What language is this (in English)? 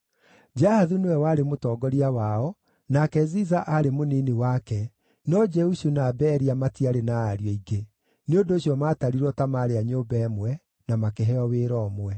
Kikuyu